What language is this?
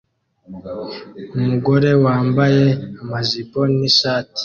Kinyarwanda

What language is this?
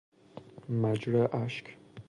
Persian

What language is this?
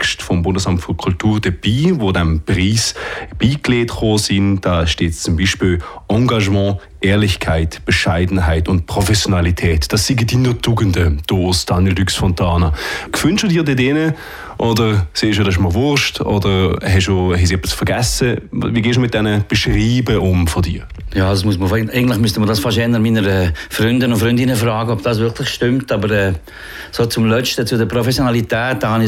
German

